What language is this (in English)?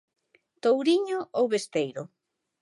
Galician